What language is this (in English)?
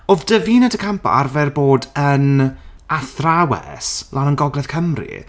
Welsh